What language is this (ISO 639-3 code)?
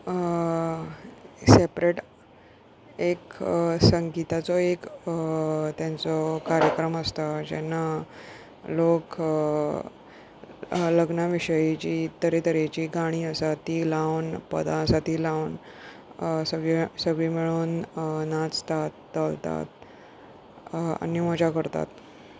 kok